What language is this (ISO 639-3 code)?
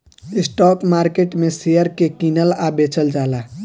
bho